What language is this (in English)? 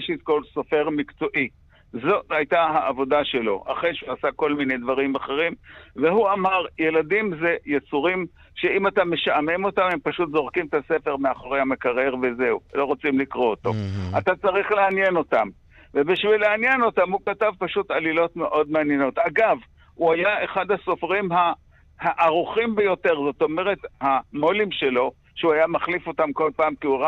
Hebrew